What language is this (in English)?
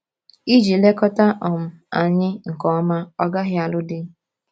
Igbo